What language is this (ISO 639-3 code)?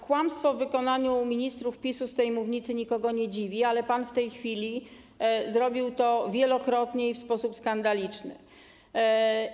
pol